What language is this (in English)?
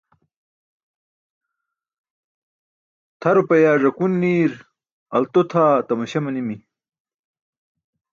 Burushaski